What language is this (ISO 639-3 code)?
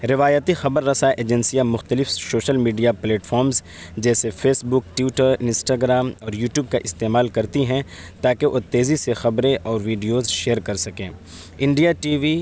urd